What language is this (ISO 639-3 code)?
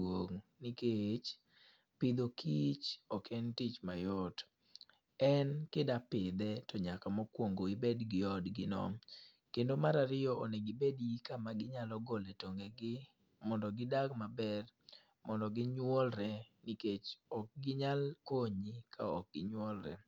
luo